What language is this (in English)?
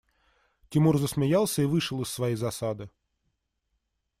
Russian